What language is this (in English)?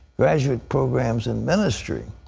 English